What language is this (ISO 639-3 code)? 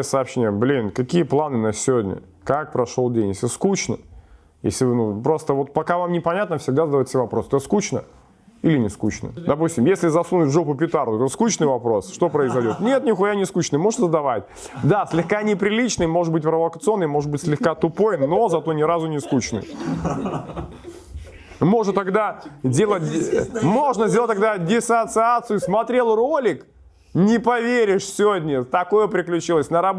rus